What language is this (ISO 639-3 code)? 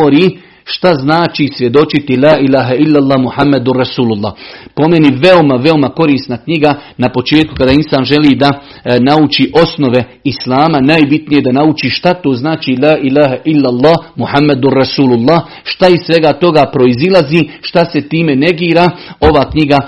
hrv